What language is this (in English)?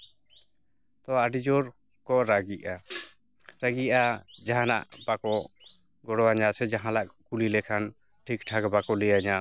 Santali